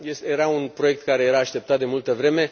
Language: Romanian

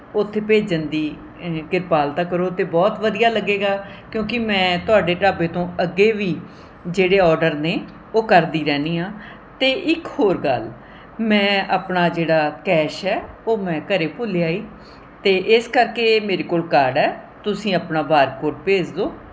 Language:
Punjabi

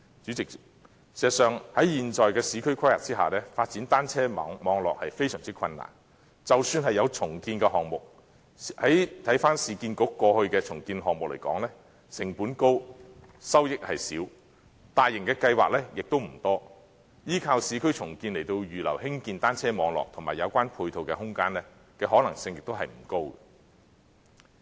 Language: Cantonese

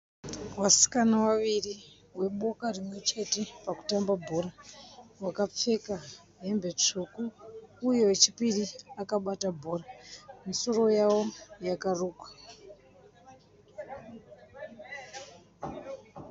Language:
Shona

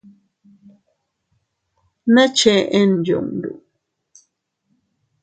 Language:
Teutila Cuicatec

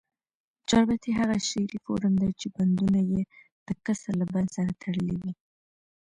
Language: Pashto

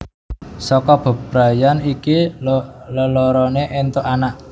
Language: Javanese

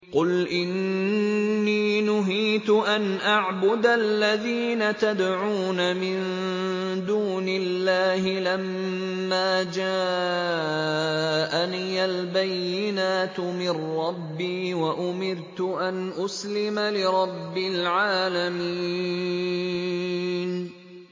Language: Arabic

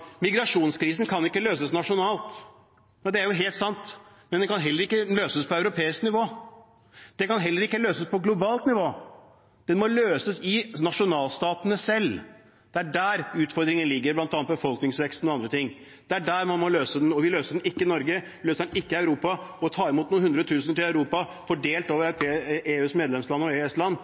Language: Norwegian Bokmål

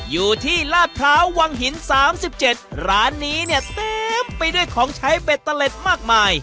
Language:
Thai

